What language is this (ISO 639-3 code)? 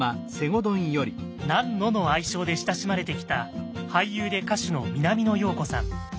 jpn